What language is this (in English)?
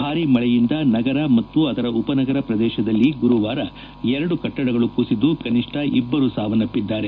Kannada